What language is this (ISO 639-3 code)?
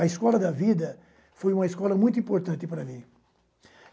por